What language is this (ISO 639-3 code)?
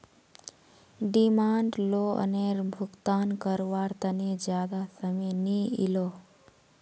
mag